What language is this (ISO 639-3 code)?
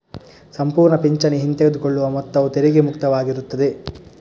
kan